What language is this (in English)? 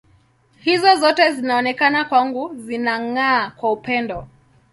Swahili